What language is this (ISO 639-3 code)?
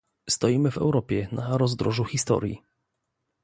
pol